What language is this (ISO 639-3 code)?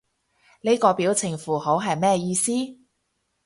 yue